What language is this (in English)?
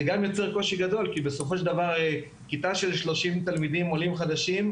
Hebrew